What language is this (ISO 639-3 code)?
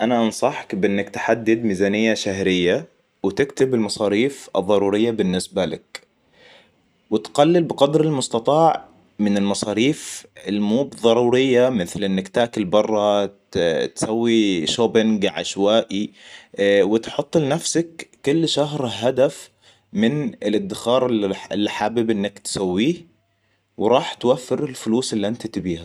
acw